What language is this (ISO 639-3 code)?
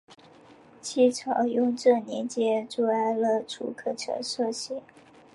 zho